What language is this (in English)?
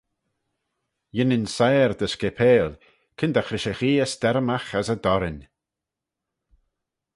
Manx